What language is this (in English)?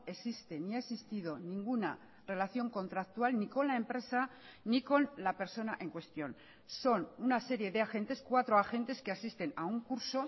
Spanish